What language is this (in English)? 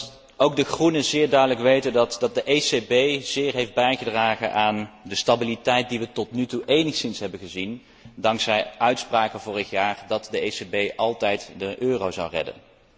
Dutch